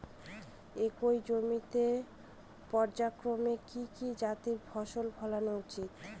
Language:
Bangla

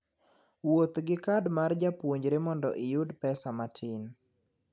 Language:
Luo (Kenya and Tanzania)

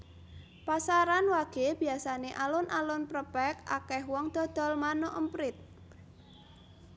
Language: Javanese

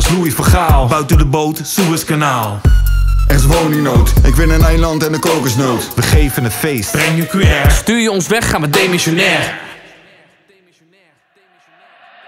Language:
Dutch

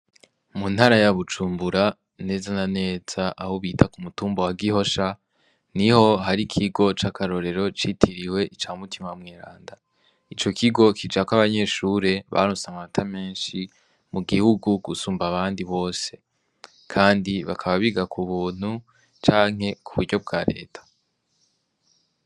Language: Rundi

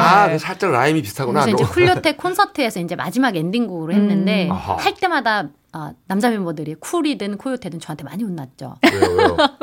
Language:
Korean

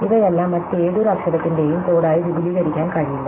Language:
Malayalam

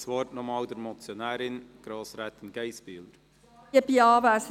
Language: Swiss German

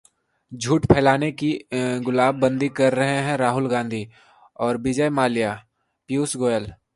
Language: Hindi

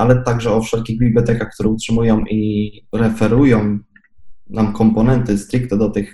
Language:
Polish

